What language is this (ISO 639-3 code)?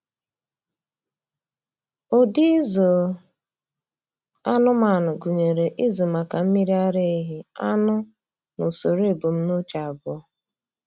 ibo